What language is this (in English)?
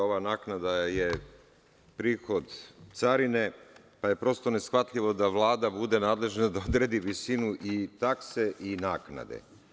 Serbian